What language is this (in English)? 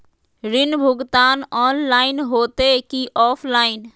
Magahi